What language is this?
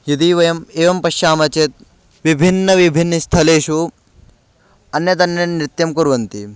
Sanskrit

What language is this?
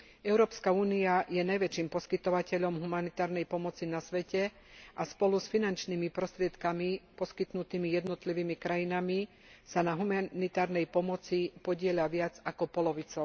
Slovak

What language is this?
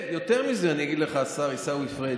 Hebrew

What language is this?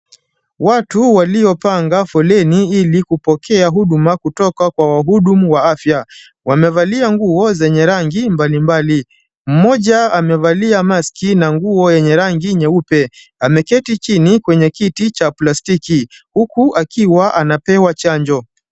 Swahili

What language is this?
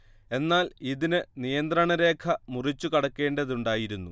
Malayalam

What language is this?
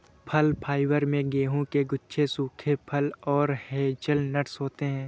Hindi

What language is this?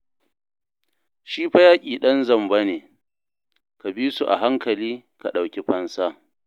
Hausa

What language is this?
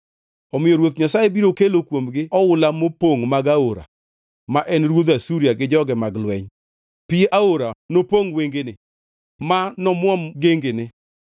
Luo (Kenya and Tanzania)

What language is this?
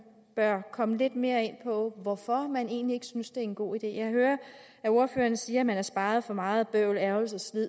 Danish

